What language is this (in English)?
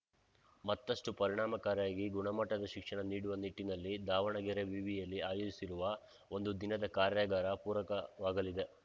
Kannada